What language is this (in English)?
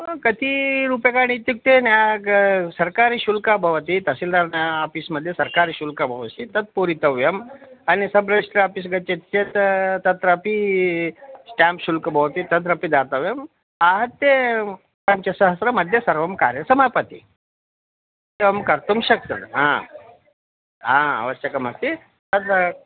Sanskrit